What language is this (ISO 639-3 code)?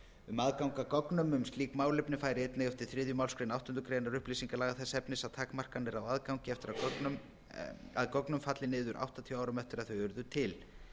isl